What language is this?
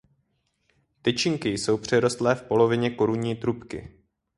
Czech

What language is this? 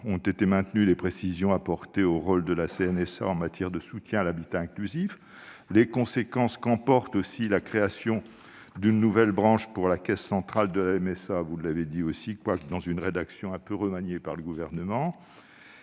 French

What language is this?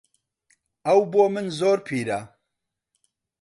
Central Kurdish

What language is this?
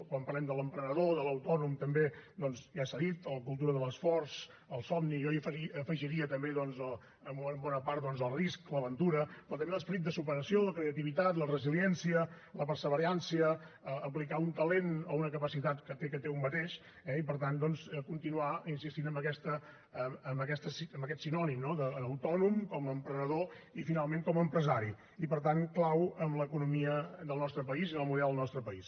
Catalan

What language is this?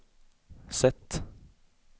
Swedish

